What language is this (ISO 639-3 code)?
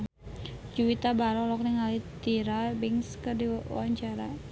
sun